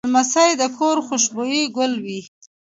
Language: Pashto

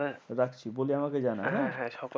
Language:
Bangla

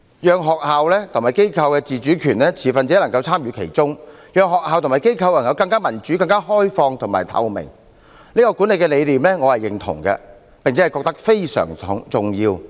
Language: Cantonese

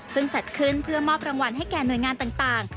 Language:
Thai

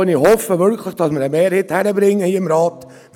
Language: Swiss German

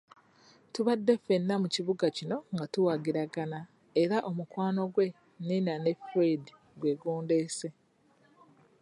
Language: Ganda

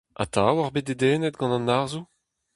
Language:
Breton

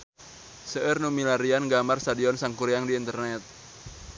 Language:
Sundanese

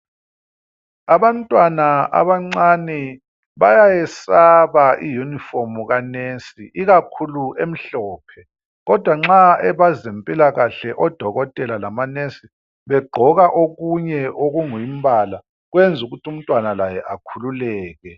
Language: North Ndebele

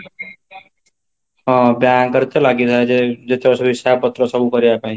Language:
Odia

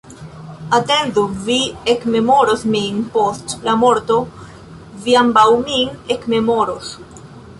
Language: Esperanto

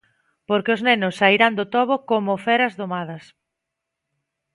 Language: Galician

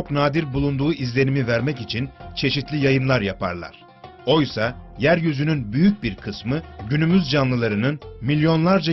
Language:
Turkish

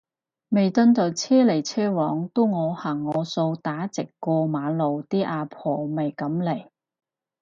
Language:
Cantonese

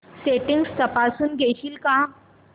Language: Marathi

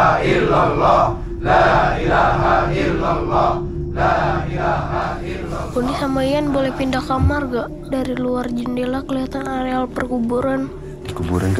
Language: Indonesian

